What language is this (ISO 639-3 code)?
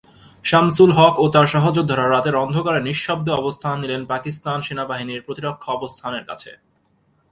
ben